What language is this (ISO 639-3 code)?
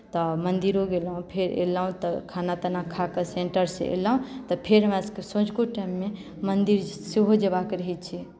mai